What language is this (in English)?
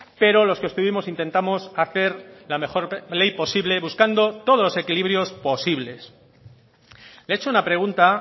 Spanish